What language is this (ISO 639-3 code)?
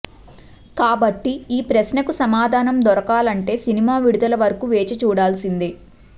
tel